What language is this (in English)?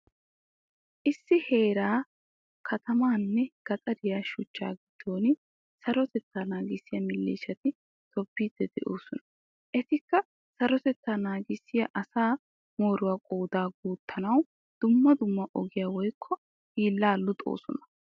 Wolaytta